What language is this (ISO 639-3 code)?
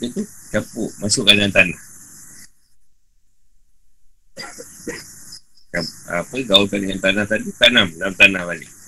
msa